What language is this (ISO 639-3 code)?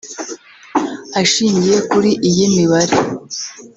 kin